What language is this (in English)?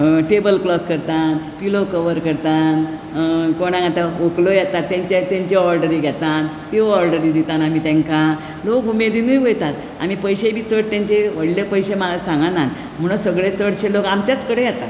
Konkani